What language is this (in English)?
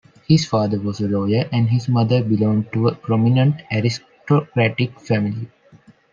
English